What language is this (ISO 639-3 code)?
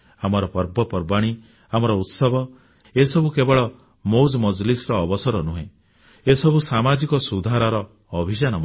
ori